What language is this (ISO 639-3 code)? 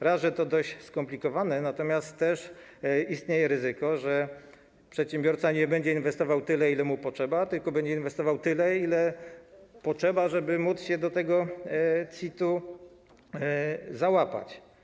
pol